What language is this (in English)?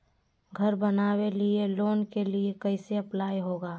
Magahi